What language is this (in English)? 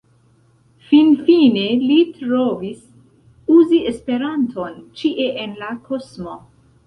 Esperanto